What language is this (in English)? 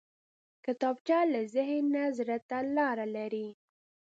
Pashto